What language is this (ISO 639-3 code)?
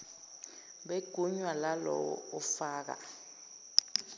zul